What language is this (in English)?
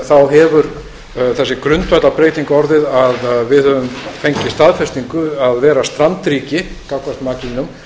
Icelandic